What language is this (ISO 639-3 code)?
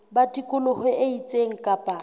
sot